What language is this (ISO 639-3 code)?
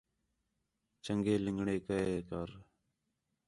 xhe